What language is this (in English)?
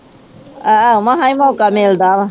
Punjabi